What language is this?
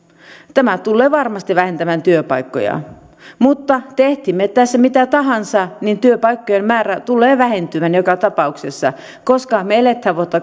Finnish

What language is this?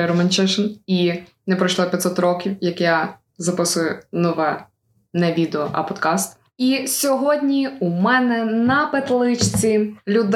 Ukrainian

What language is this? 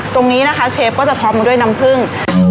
Thai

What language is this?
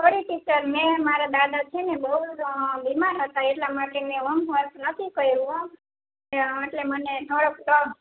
Gujarati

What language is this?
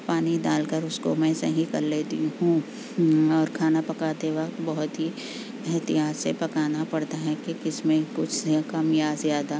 Urdu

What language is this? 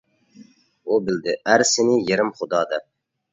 Uyghur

